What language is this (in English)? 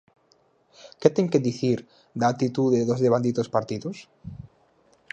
Galician